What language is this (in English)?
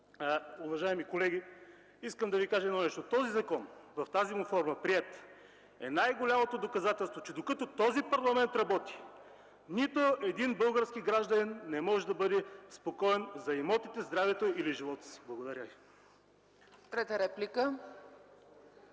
Bulgarian